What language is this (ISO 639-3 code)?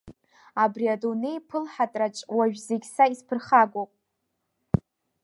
abk